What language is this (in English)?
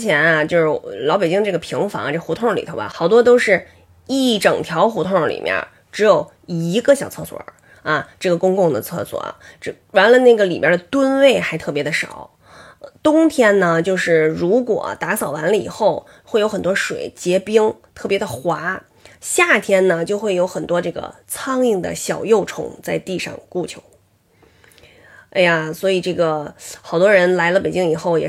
Chinese